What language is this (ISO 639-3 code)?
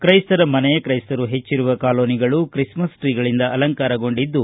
kan